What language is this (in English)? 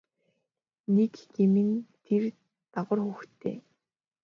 Mongolian